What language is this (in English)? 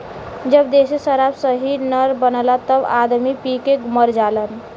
Bhojpuri